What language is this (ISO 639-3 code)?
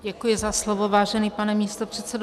ces